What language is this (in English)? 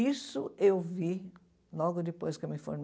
Portuguese